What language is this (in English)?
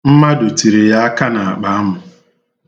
Igbo